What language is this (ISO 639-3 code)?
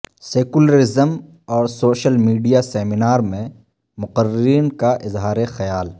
urd